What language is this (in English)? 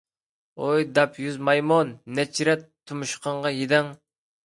Uyghur